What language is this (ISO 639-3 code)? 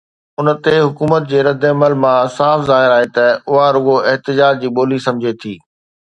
snd